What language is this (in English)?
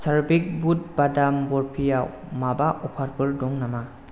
Bodo